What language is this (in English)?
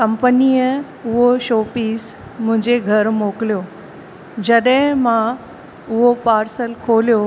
Sindhi